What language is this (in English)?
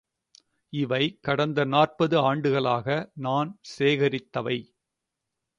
Tamil